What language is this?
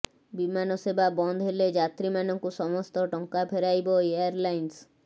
Odia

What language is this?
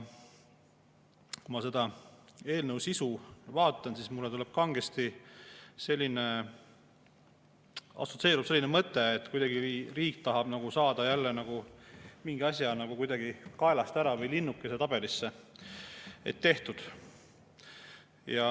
Estonian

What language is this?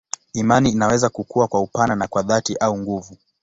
Swahili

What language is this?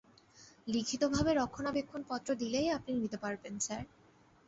Bangla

